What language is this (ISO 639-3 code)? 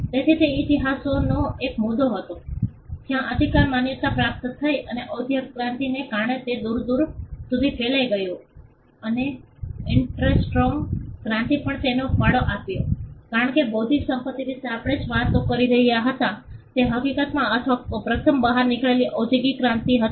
guj